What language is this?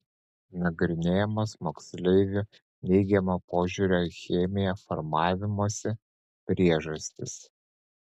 Lithuanian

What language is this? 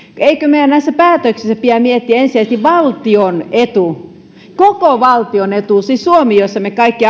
Finnish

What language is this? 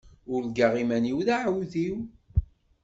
Kabyle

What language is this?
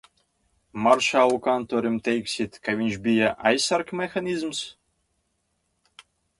Latvian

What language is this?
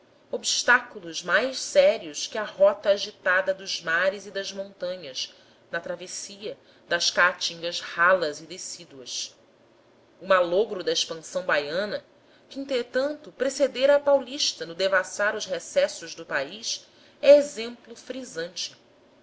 Portuguese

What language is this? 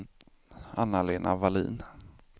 Swedish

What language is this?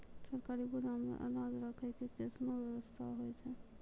Maithili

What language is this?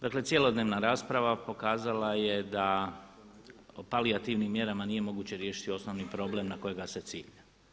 Croatian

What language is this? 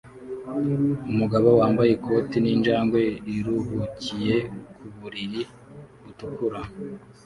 Kinyarwanda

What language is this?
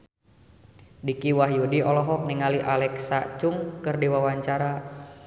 Sundanese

